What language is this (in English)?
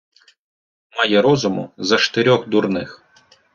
Ukrainian